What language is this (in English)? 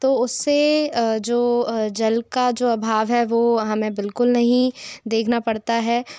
Hindi